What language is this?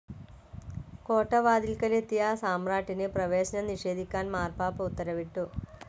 Malayalam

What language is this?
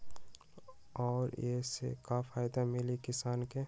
Magahi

